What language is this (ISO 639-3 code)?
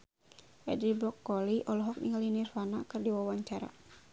sun